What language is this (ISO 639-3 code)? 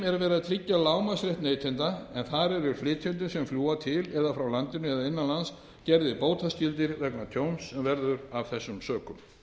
isl